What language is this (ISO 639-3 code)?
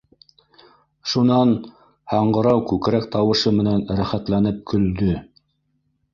bak